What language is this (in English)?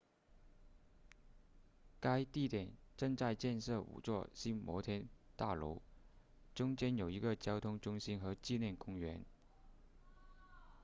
Chinese